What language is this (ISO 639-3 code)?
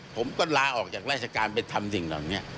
tha